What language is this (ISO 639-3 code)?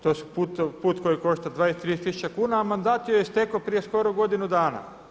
hrv